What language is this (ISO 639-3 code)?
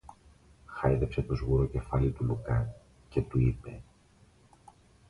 ell